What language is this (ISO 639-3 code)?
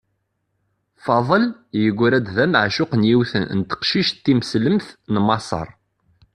kab